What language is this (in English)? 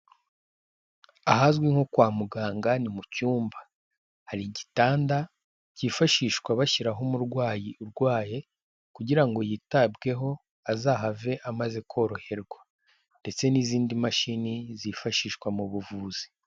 Kinyarwanda